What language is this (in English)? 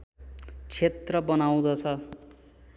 Nepali